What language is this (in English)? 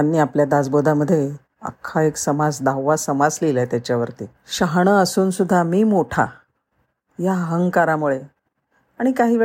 Marathi